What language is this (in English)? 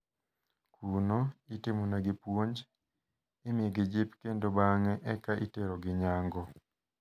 Luo (Kenya and Tanzania)